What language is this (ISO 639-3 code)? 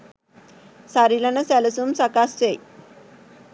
sin